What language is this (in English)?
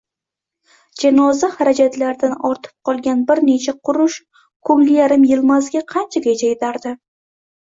Uzbek